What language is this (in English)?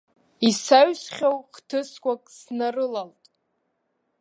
Abkhazian